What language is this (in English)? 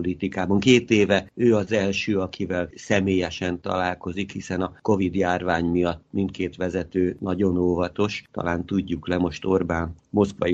Hungarian